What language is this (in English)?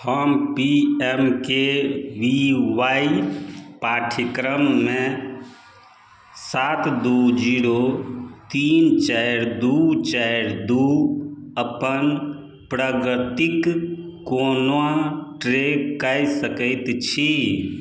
Maithili